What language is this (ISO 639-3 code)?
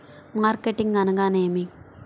tel